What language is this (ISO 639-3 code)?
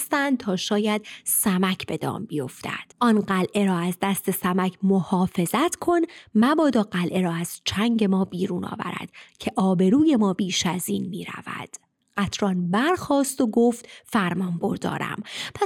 fas